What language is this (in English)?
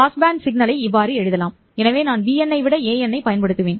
Tamil